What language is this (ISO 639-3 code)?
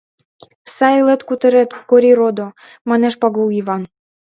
chm